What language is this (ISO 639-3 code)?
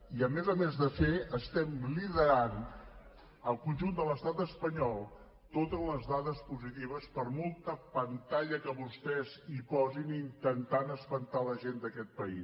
cat